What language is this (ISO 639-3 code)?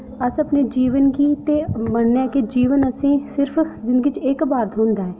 doi